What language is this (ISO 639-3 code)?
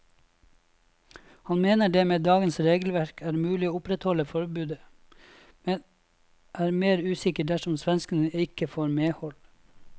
nor